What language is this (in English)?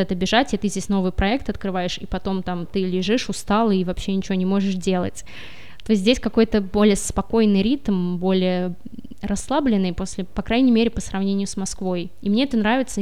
Russian